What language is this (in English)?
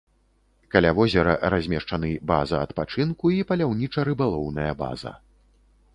Belarusian